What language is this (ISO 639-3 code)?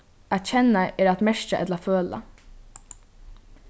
fao